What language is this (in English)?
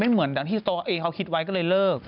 Thai